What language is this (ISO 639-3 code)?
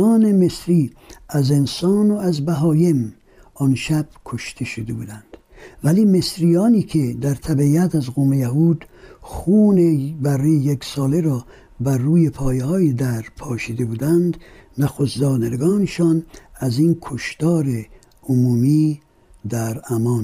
fas